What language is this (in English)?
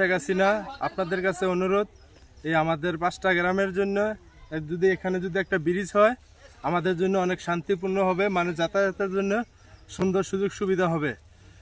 Arabic